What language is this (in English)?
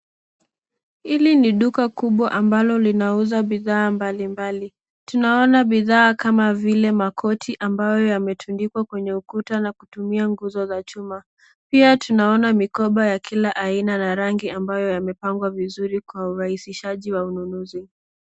Swahili